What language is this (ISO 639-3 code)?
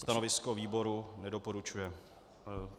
ces